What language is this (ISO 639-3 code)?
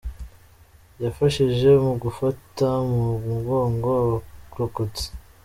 kin